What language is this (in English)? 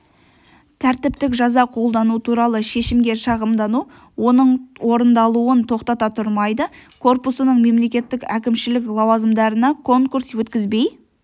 Kazakh